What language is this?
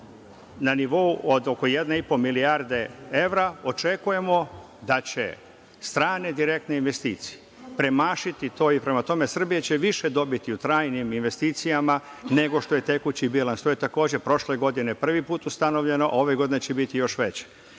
Serbian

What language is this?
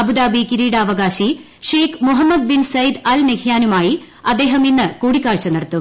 Malayalam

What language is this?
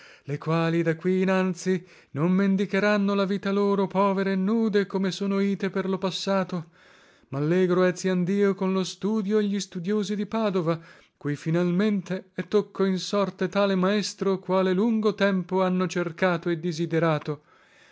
Italian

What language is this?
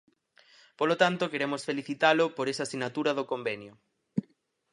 Galician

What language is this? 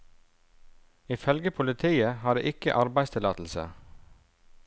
Norwegian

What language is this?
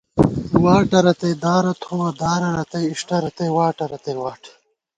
Gawar-Bati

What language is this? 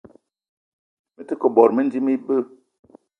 Eton (Cameroon)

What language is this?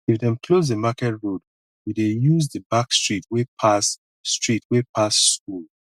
Nigerian Pidgin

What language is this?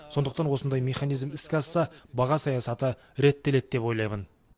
Kazakh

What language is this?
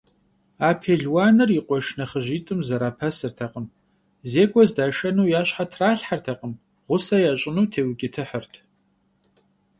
Kabardian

